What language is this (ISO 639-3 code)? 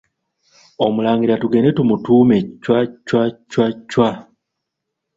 lug